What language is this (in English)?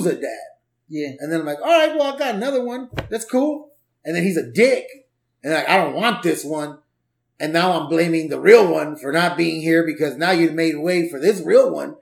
English